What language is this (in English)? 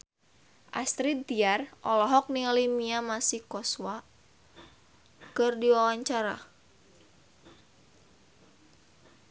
Sundanese